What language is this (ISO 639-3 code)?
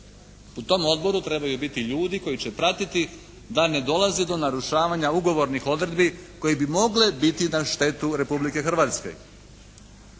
hrv